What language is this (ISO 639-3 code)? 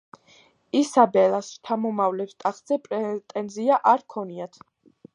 kat